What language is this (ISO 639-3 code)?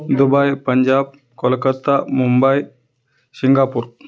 tel